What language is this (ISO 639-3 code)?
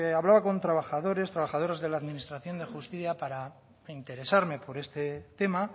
spa